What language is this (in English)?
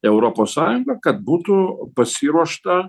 Lithuanian